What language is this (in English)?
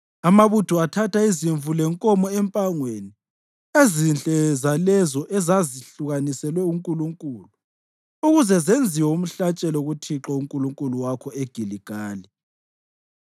North Ndebele